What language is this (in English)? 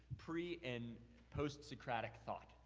English